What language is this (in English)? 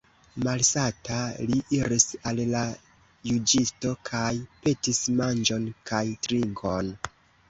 Esperanto